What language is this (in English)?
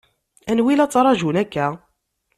Kabyle